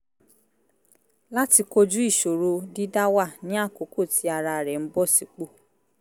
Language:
Yoruba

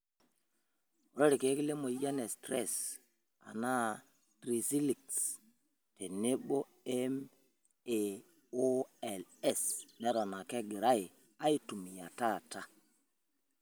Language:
Masai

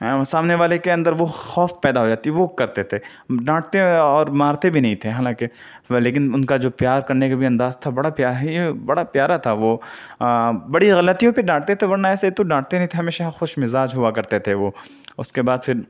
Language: Urdu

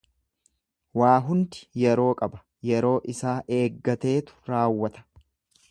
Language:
Oromo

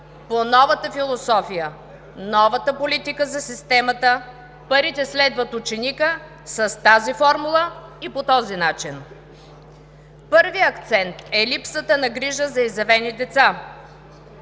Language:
Bulgarian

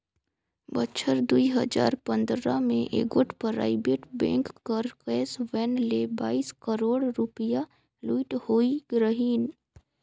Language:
Chhattisgarhi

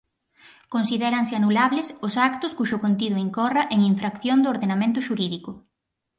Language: Galician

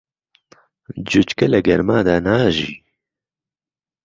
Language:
Central Kurdish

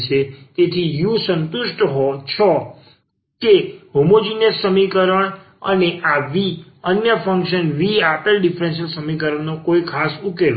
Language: Gujarati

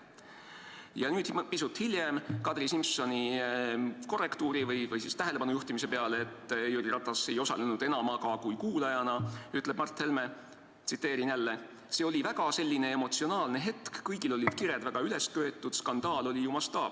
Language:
Estonian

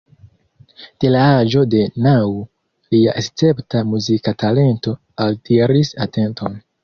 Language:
Esperanto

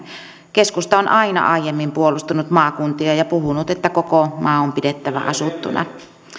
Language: Finnish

